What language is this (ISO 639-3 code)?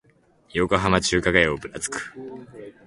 jpn